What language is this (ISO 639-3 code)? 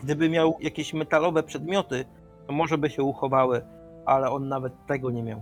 pol